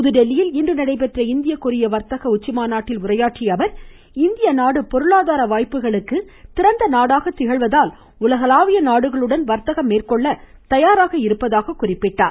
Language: Tamil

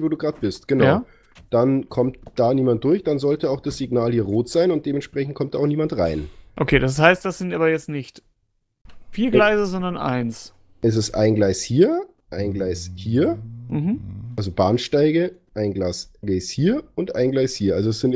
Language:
German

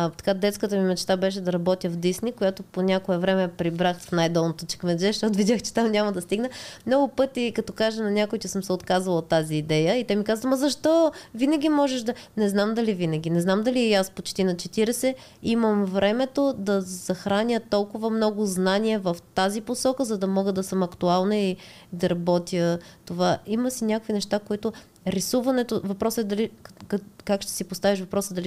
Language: Bulgarian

